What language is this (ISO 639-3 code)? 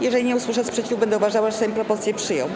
pol